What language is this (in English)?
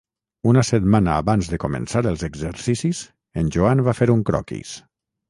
Catalan